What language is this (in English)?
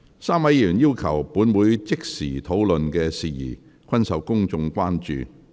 Cantonese